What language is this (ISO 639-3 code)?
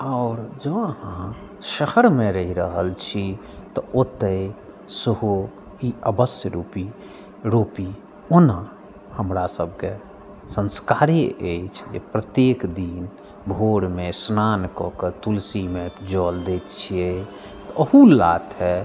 mai